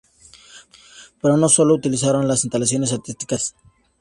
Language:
Spanish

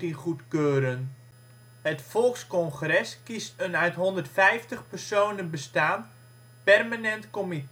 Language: Dutch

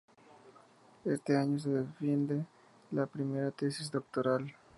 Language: Spanish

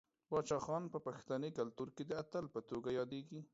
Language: Pashto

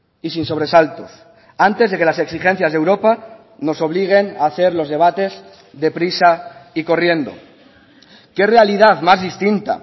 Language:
Spanish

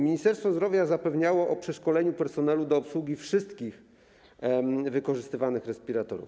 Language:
Polish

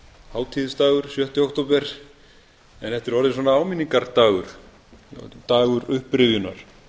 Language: Icelandic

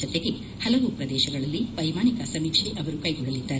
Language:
Kannada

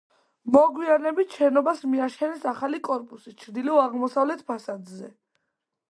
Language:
Georgian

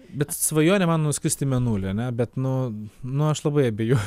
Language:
Lithuanian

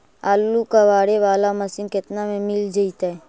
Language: Magahi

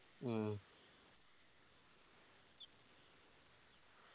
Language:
Malayalam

